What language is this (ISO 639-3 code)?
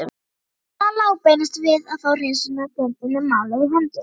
isl